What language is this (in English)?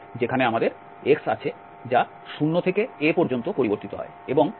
Bangla